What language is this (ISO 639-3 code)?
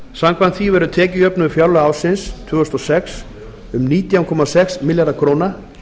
isl